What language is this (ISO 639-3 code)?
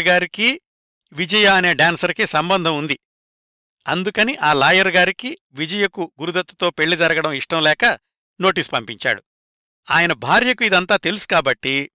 tel